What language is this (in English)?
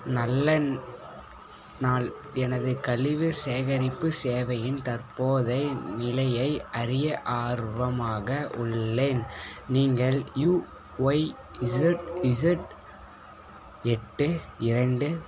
Tamil